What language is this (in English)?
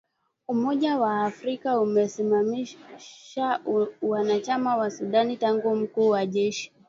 Swahili